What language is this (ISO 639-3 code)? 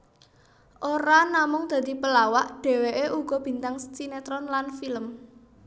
jav